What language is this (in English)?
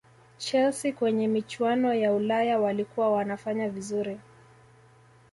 Swahili